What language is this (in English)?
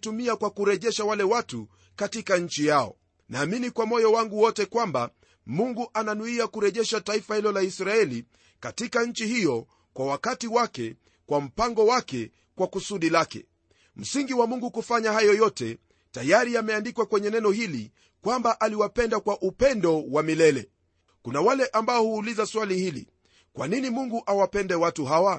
Swahili